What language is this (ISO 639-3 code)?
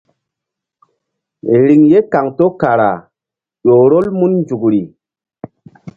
mdd